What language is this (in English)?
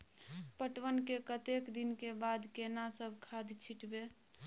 Maithili